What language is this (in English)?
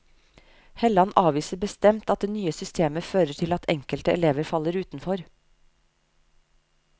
Norwegian